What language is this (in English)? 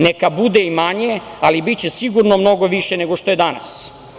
Serbian